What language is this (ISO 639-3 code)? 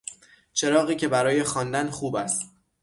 fas